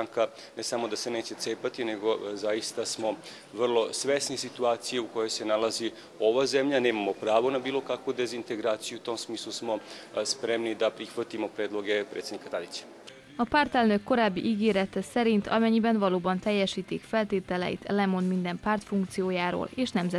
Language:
Hungarian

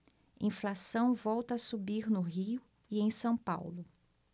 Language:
Portuguese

